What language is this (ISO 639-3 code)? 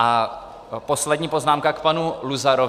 ces